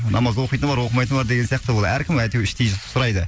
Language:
Kazakh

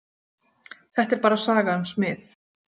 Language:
Icelandic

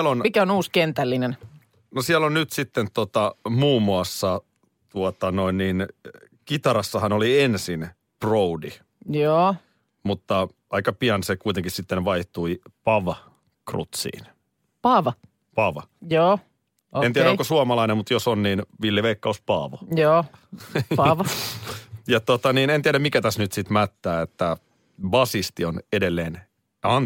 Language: Finnish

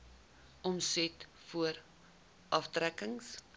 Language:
Afrikaans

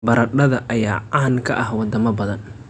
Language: Somali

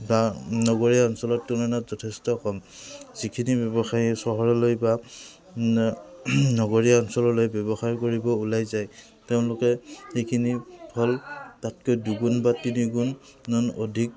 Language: Assamese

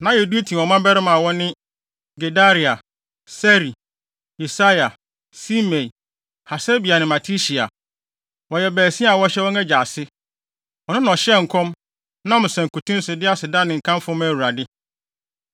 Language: Akan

